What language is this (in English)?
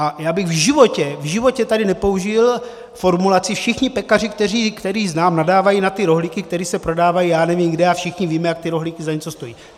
Czech